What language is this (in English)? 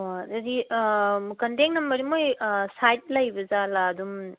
Manipuri